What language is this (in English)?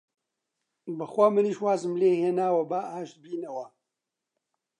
Central Kurdish